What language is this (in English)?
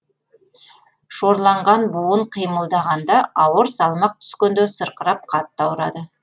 Kazakh